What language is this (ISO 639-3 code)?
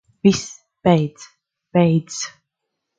lav